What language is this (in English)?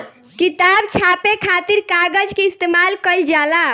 Bhojpuri